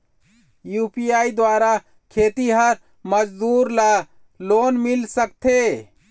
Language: Chhattisgarhi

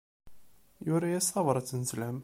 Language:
Kabyle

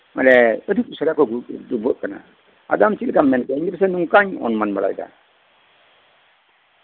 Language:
Santali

